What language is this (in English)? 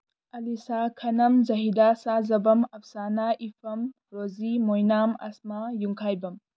Manipuri